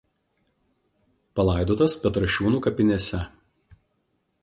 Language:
Lithuanian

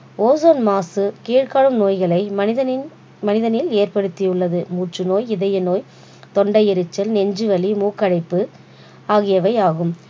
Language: Tamil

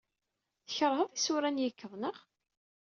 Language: Kabyle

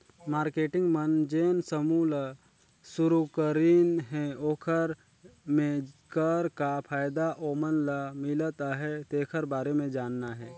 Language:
Chhattisgarhi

